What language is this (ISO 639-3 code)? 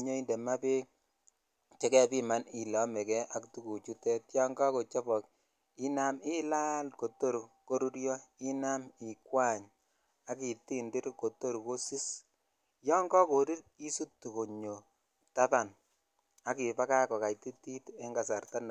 kln